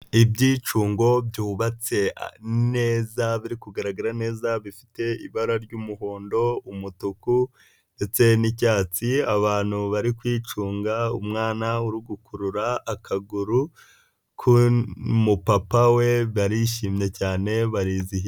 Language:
Kinyarwanda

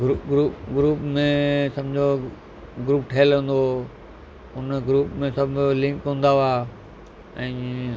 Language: Sindhi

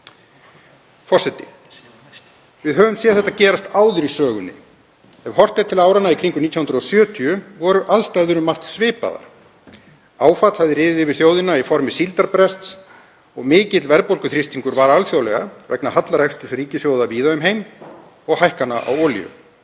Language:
Icelandic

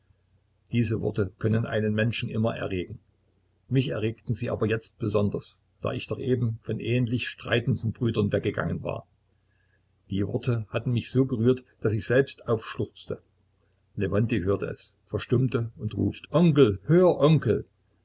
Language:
German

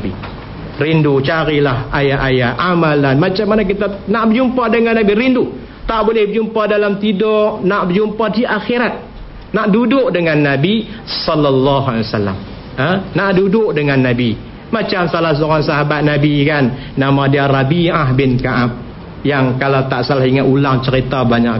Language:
Malay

